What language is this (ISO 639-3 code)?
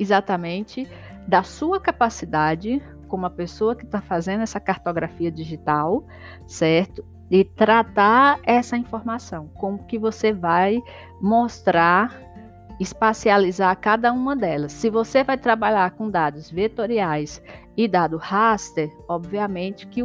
por